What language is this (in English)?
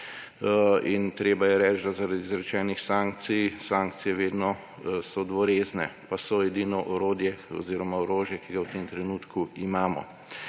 Slovenian